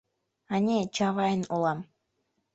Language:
Mari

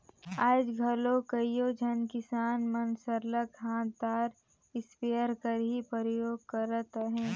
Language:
Chhattisgarhi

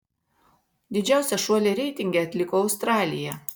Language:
Lithuanian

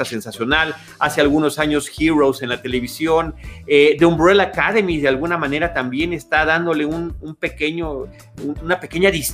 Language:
Spanish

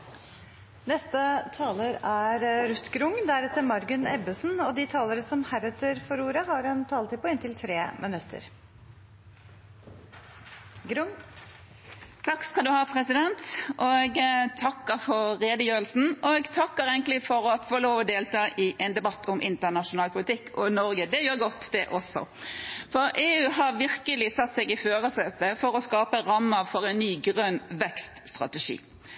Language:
Norwegian Bokmål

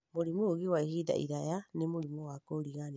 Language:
Kikuyu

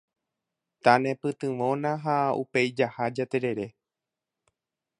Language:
Guarani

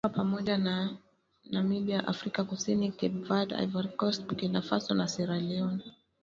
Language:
Swahili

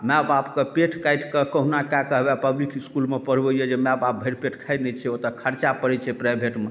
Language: Maithili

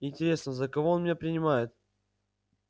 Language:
Russian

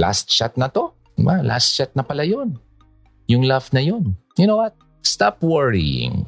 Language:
Filipino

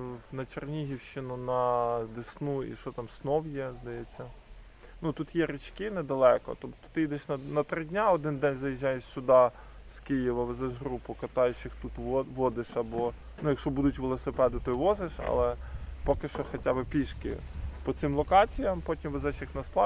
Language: Ukrainian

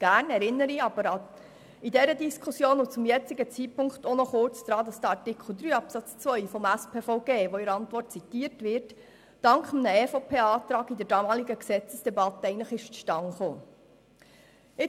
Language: Swiss German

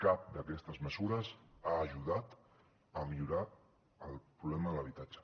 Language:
Catalan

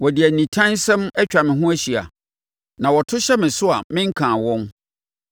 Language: Akan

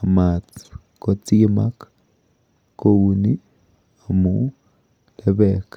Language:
Kalenjin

